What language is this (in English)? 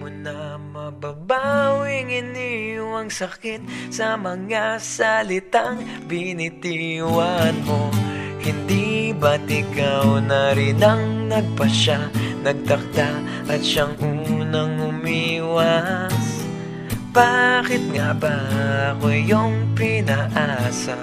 Thai